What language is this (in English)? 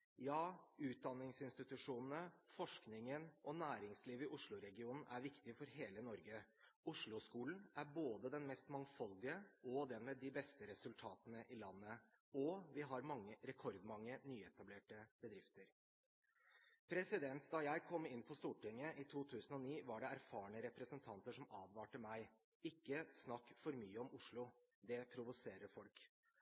Norwegian Bokmål